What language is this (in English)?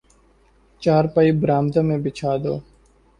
Urdu